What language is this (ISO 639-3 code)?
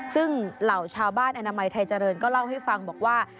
tha